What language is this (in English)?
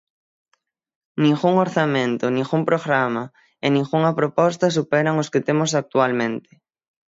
Galician